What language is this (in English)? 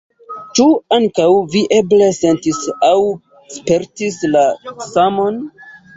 Esperanto